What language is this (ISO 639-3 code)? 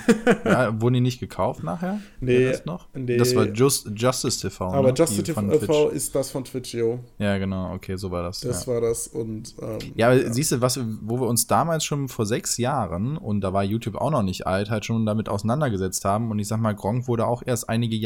deu